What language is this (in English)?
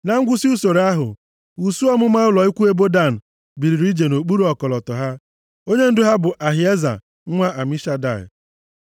Igbo